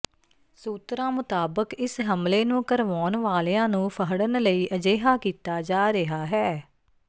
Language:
Punjabi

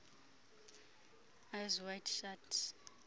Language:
Xhosa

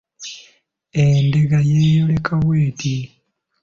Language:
Ganda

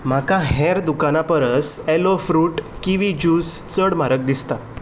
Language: Konkani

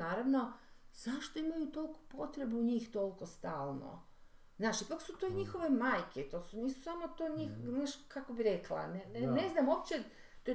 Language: Croatian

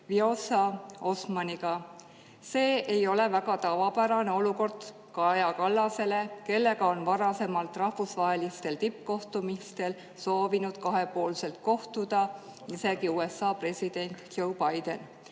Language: Estonian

